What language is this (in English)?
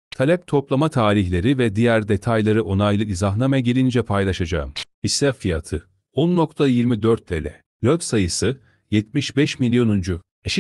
Turkish